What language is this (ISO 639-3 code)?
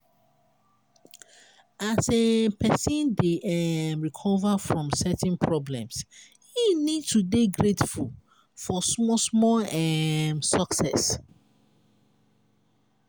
pcm